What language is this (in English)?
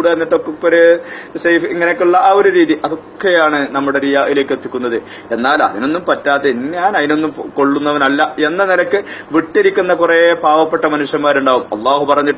Arabic